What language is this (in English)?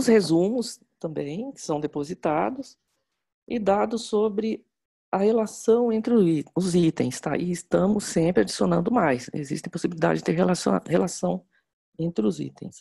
Portuguese